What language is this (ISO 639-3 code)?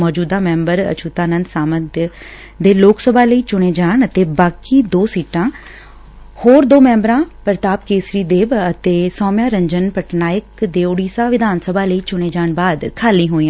pan